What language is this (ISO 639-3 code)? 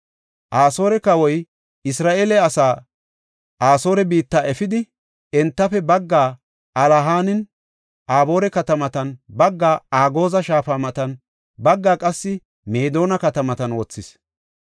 gof